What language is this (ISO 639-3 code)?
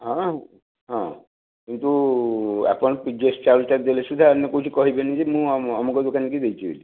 ori